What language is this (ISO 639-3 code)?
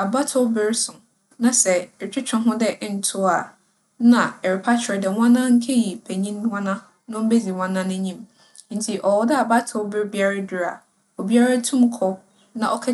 aka